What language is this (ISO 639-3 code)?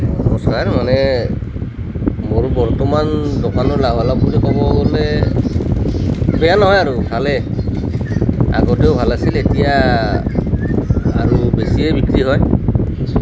asm